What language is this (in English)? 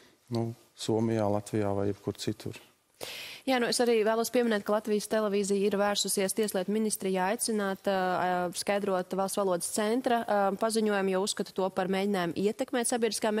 Latvian